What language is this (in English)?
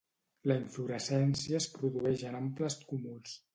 Catalan